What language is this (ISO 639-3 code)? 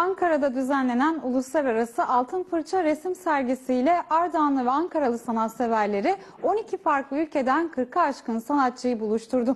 tur